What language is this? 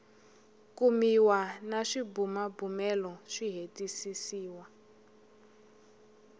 Tsonga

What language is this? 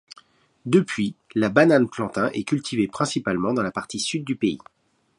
French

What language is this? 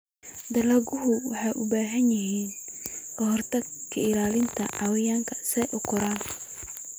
Somali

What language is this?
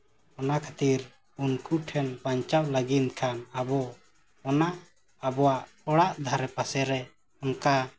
Santali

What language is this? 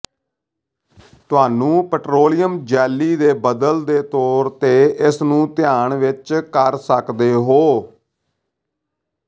Punjabi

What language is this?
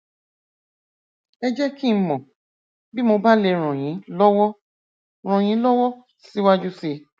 Yoruba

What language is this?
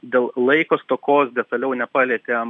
Lithuanian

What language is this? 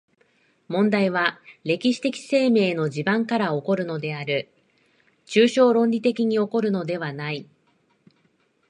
Japanese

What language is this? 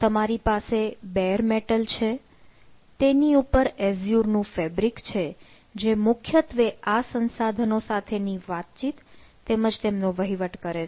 Gujarati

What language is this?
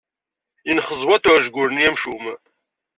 Kabyle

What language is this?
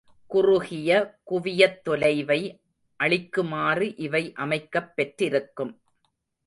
Tamil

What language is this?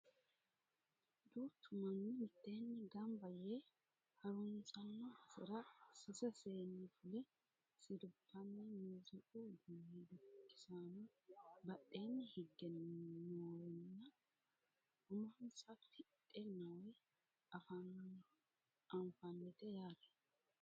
Sidamo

